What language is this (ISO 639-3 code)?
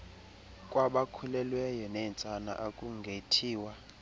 xho